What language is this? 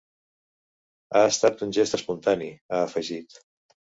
Catalan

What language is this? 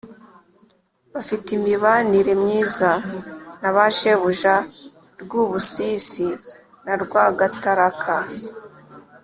Kinyarwanda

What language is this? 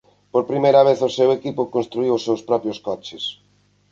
Galician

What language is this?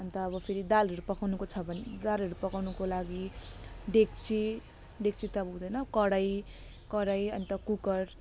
Nepali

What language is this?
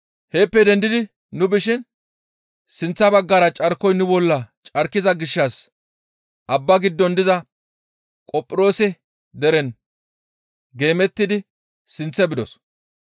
Gamo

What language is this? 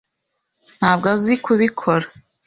Kinyarwanda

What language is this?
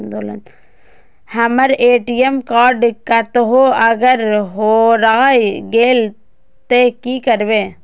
Maithili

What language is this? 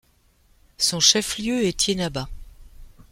French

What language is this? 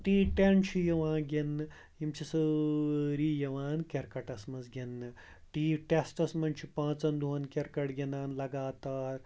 Kashmiri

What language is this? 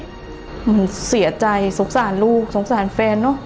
Thai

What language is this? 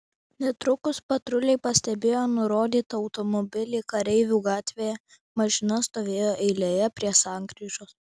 Lithuanian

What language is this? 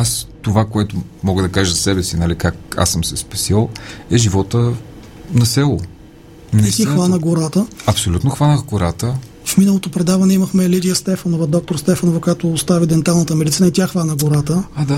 Bulgarian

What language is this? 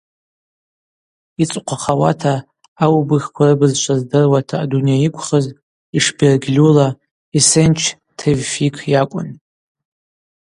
Abaza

